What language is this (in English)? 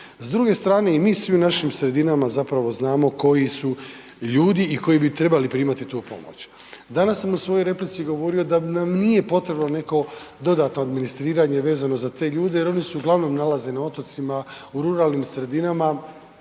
Croatian